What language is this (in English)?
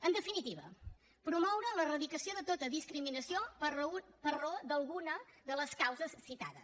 Catalan